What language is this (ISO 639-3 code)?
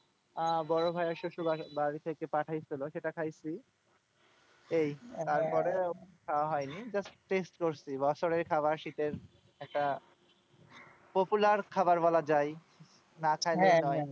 ben